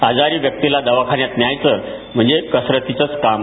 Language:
Marathi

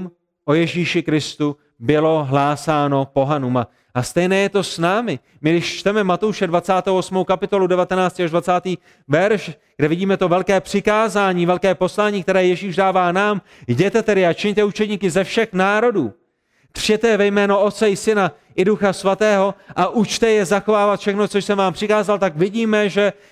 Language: Czech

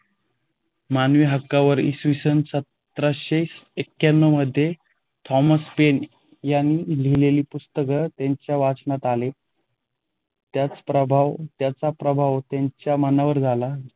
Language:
Marathi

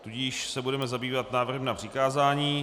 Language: Czech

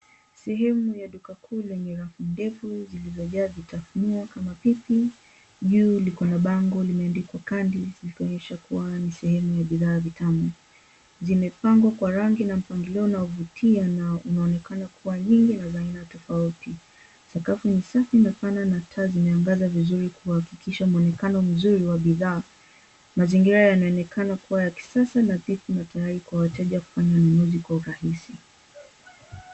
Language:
Swahili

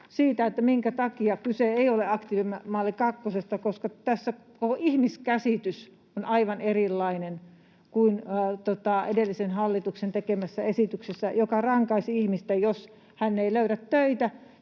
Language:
Finnish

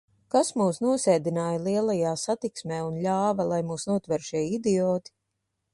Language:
Latvian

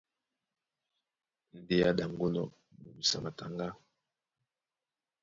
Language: Duala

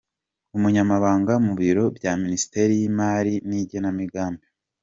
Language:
Kinyarwanda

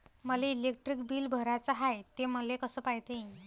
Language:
Marathi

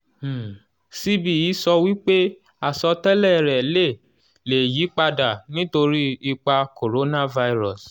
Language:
Yoruba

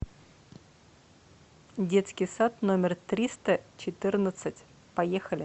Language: Russian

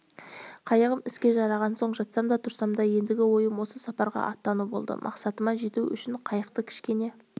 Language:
Kazakh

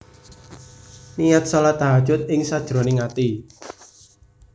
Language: Javanese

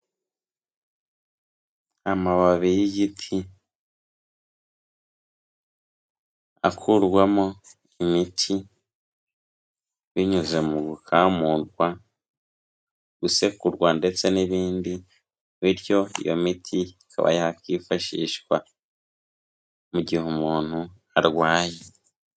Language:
Kinyarwanda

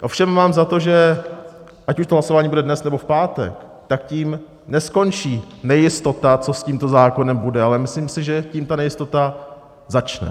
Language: Czech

